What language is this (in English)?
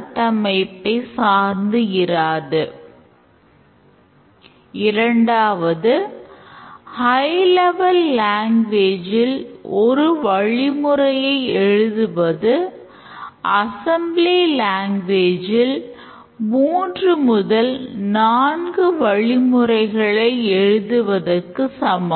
Tamil